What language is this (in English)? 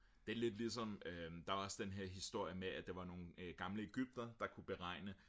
Danish